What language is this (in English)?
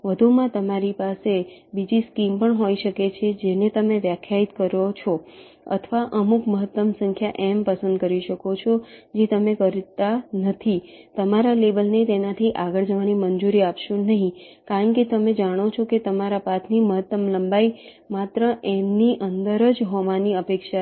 Gujarati